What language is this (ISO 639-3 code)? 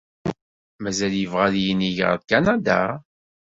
kab